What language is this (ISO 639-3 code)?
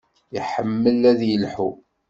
kab